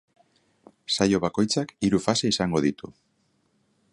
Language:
Basque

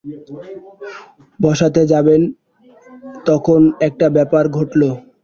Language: Bangla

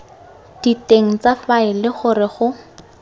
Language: Tswana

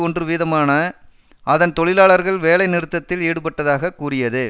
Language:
Tamil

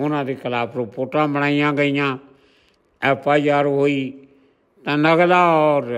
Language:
Punjabi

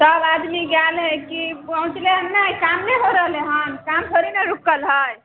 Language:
Maithili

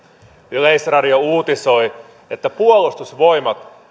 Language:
Finnish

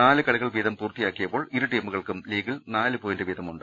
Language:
Malayalam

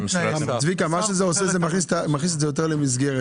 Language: Hebrew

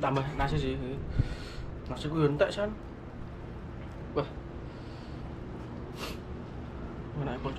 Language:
Indonesian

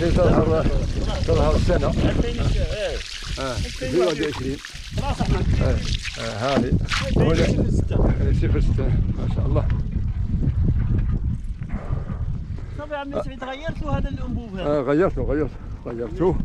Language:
Arabic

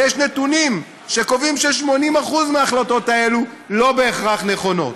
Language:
Hebrew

